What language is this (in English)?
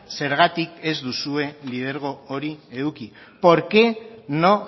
Basque